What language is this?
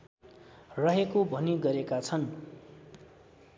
Nepali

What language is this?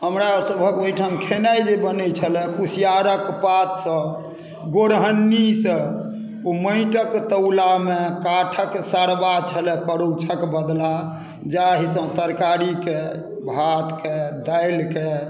Maithili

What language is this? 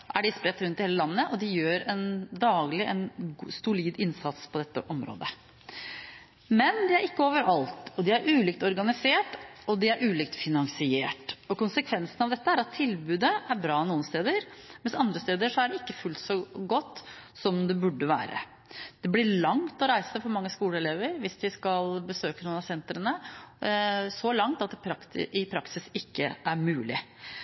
Norwegian Bokmål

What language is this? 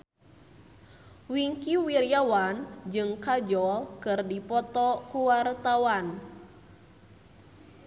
Sundanese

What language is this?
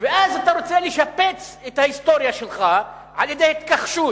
Hebrew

